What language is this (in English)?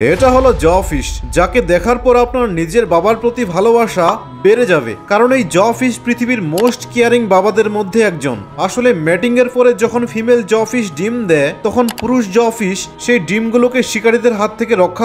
Korean